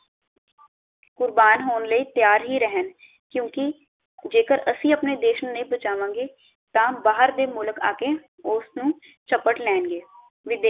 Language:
Punjabi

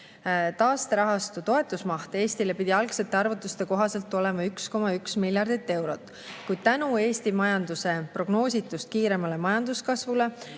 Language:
Estonian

